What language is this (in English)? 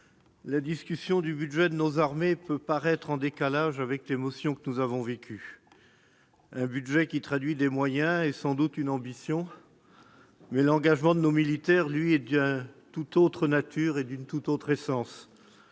French